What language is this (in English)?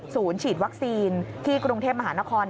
Thai